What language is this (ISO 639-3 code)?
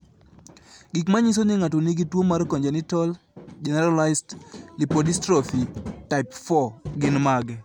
luo